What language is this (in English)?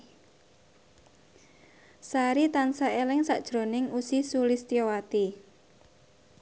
Javanese